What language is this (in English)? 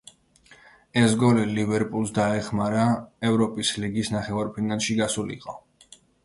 Georgian